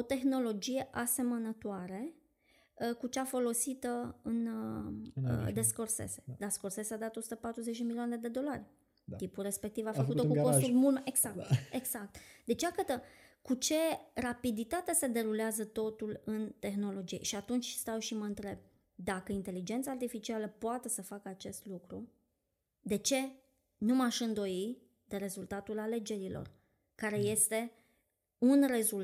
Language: Romanian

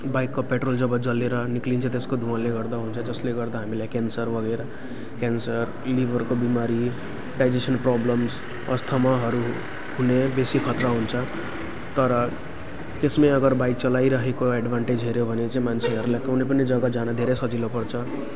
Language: Nepali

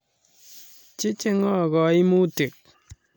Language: Kalenjin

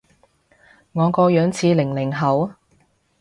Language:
Cantonese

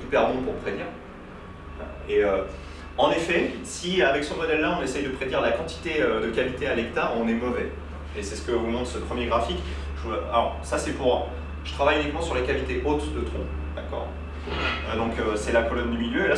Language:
French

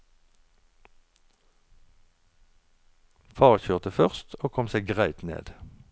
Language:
Norwegian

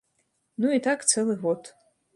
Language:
Belarusian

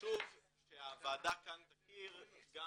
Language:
Hebrew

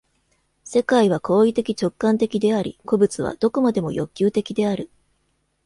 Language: Japanese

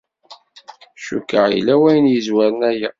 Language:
Kabyle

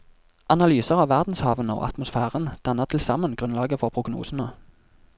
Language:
Norwegian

